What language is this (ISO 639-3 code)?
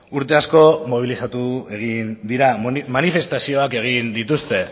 eus